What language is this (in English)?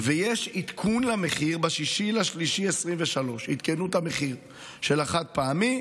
Hebrew